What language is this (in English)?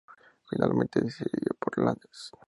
Spanish